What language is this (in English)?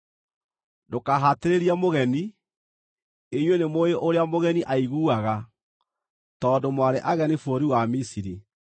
Kikuyu